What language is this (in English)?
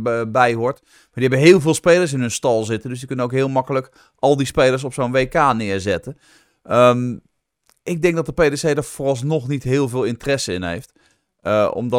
Dutch